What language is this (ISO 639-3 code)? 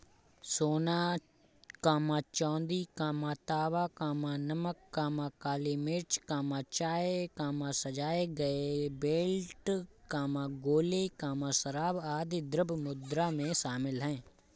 hin